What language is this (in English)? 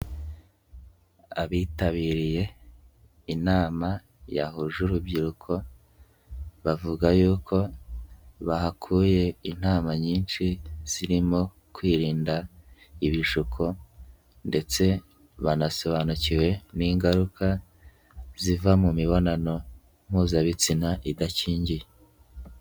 Kinyarwanda